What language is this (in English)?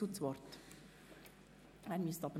Swiss German